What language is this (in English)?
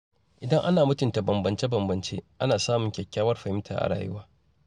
Hausa